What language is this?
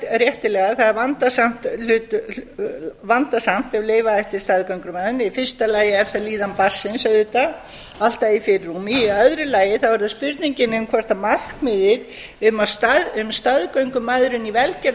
Icelandic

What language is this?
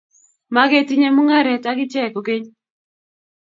Kalenjin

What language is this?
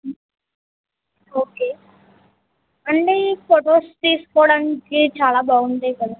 Telugu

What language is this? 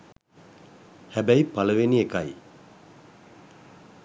Sinhala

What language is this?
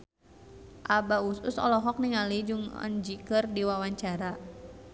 Sundanese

